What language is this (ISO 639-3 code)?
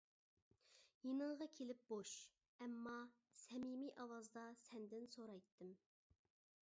uig